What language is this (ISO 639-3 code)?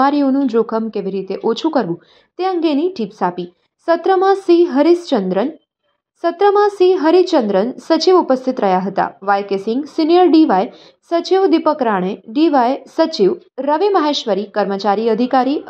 hin